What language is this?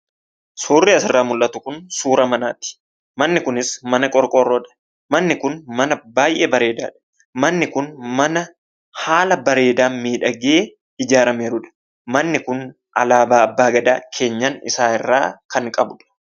Oromo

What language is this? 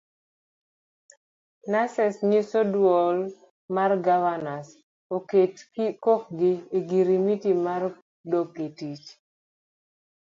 Luo (Kenya and Tanzania)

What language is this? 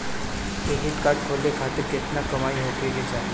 Bhojpuri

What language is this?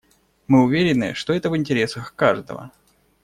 Russian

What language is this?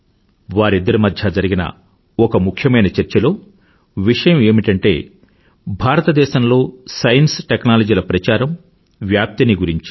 Telugu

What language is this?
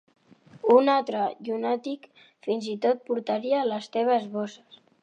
Catalan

